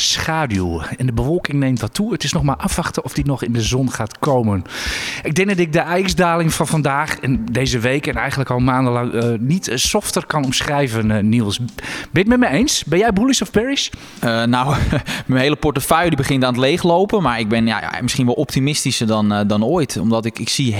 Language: Dutch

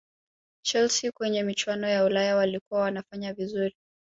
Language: Swahili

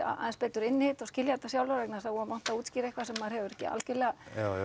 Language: Icelandic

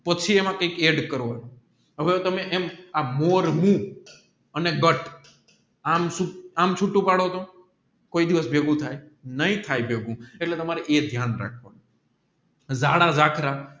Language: Gujarati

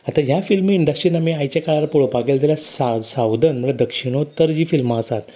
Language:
Konkani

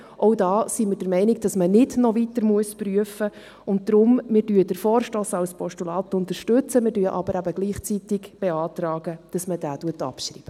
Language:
Swiss German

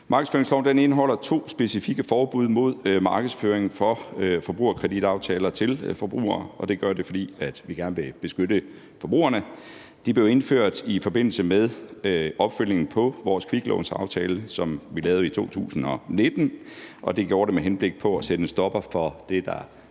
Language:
Danish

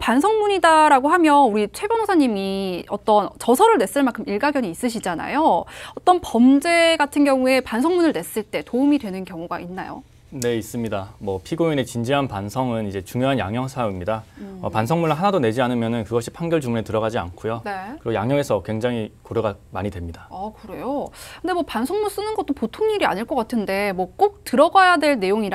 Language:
Korean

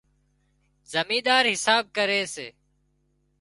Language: Wadiyara Koli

